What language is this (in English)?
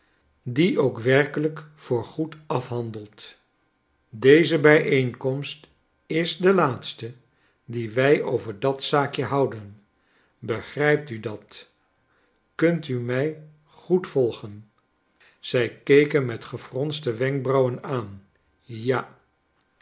Dutch